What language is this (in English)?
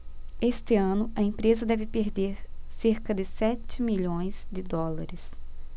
Portuguese